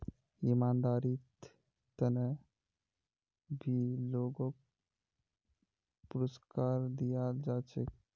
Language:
Magahi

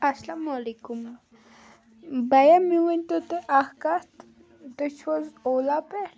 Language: Kashmiri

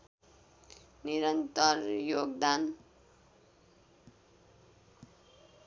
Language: Nepali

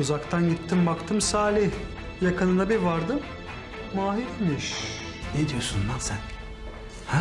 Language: Turkish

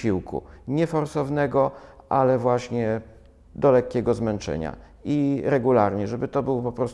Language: Polish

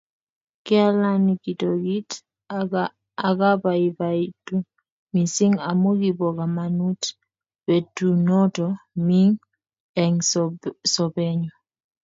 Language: Kalenjin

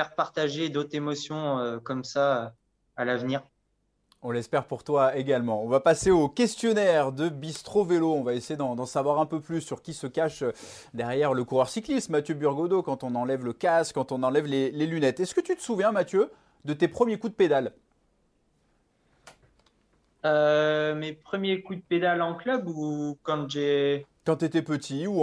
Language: French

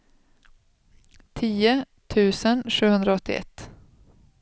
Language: Swedish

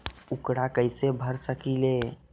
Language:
Magahi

